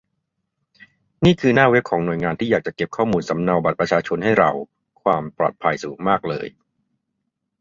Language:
Thai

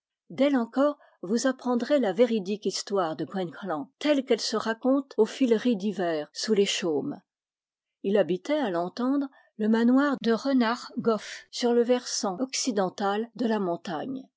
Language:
French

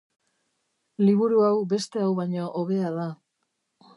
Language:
Basque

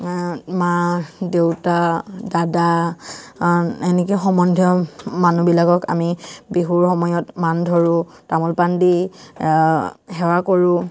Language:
Assamese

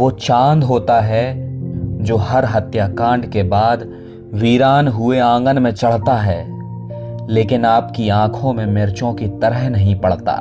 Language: Hindi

